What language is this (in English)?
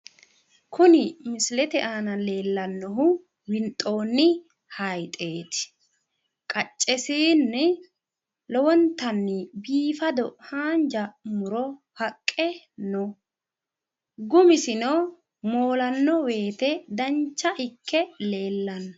Sidamo